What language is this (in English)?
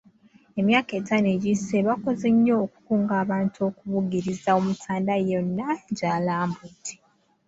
Ganda